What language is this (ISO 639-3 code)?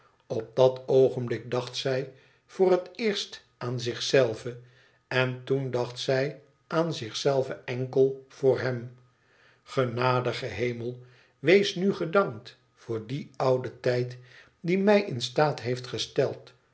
nld